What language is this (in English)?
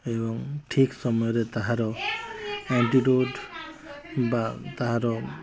Odia